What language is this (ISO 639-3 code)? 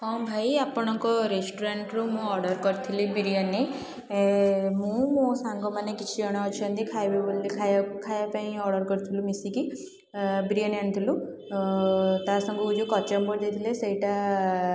ori